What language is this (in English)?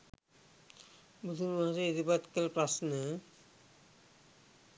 Sinhala